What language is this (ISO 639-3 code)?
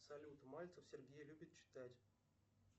rus